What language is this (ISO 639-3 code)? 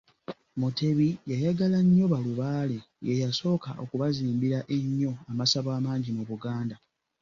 lug